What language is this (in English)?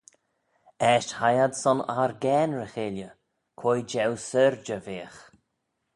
Manx